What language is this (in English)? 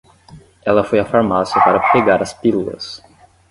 Portuguese